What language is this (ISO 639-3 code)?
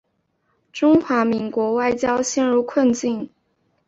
zho